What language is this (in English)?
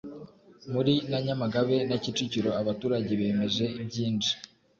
Kinyarwanda